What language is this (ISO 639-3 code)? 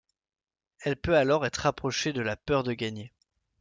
fra